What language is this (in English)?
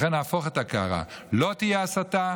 Hebrew